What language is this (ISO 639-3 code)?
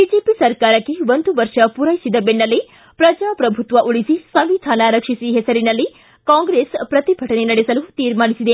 kan